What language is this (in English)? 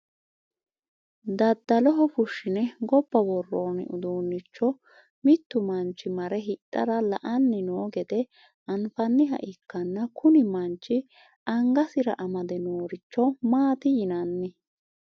Sidamo